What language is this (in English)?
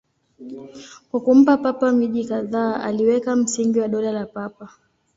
Swahili